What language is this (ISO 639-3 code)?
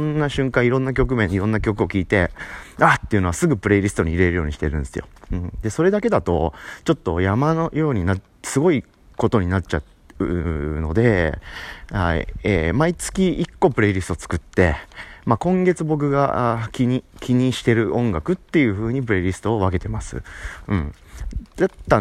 jpn